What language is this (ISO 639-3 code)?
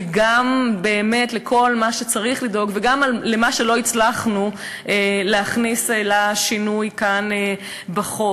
heb